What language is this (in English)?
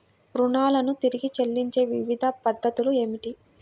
Telugu